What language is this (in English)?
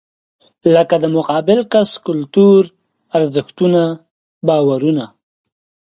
Pashto